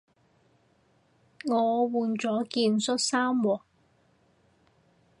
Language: Cantonese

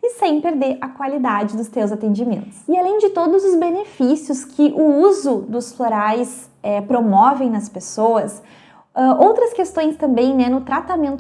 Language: Portuguese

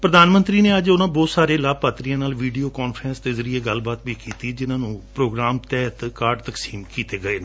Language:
Punjabi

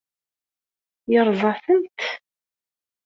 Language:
Kabyle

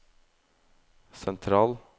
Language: Norwegian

